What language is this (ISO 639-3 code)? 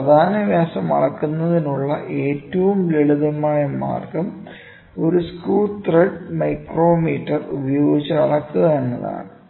mal